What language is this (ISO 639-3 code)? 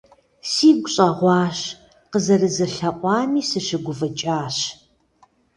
kbd